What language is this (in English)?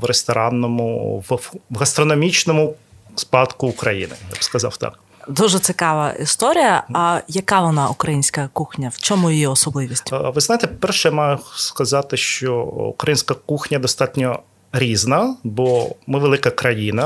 Ukrainian